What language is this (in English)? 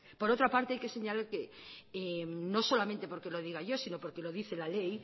Spanish